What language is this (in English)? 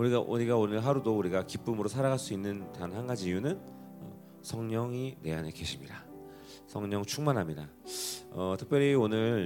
Korean